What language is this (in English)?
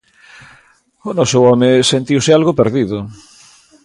Galician